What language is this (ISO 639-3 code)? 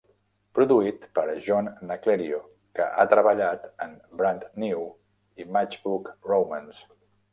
cat